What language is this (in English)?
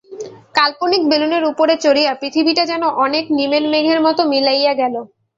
Bangla